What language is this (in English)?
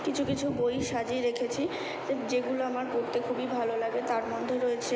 Bangla